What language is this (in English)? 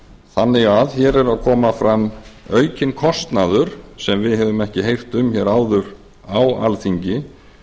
Icelandic